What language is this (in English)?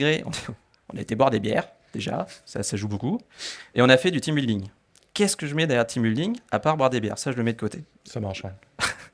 French